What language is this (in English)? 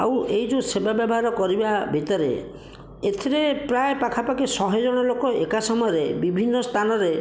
Odia